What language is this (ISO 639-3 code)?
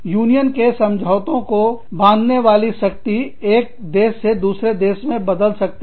hin